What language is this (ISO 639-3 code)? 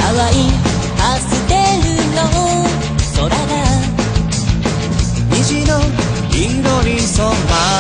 jpn